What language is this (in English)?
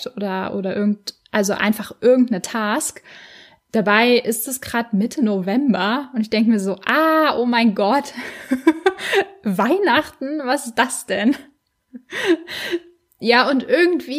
German